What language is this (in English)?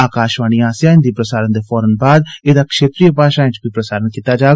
Dogri